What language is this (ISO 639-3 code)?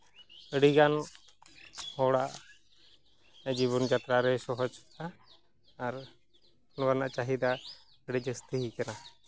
sat